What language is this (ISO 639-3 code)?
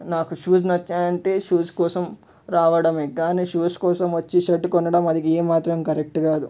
tel